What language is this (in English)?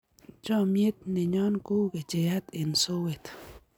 Kalenjin